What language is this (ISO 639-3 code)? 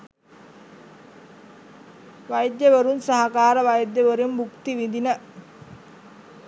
sin